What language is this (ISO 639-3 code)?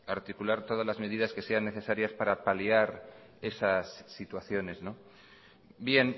spa